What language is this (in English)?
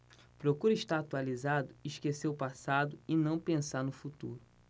Portuguese